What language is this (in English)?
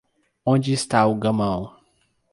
Portuguese